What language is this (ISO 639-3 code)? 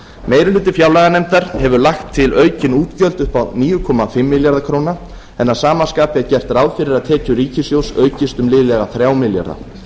isl